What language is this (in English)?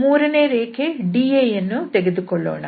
Kannada